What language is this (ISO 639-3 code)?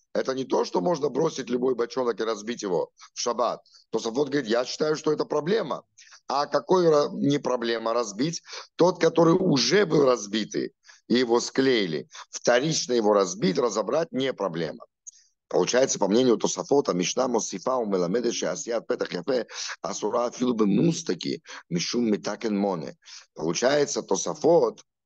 rus